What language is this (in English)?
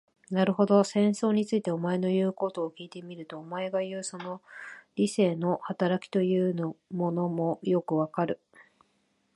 Japanese